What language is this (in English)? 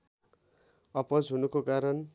Nepali